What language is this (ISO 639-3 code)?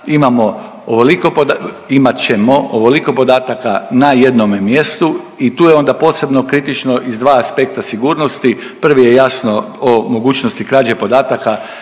hrv